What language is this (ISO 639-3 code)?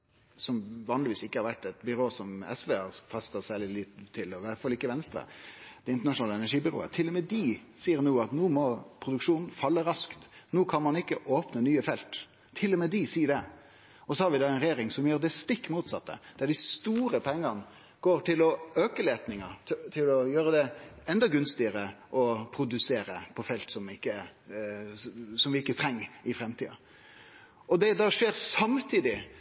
nno